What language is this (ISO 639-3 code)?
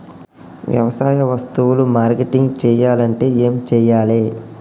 tel